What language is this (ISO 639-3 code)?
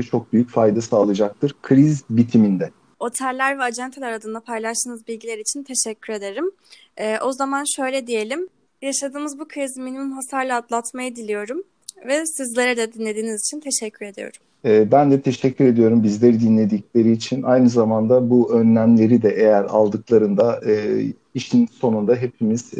tur